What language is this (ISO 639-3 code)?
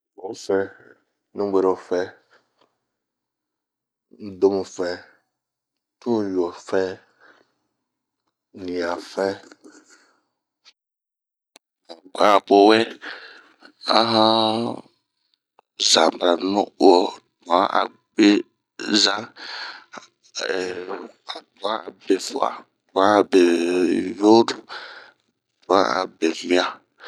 bmq